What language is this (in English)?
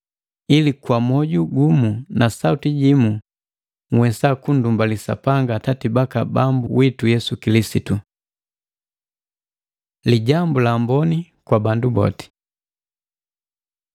Matengo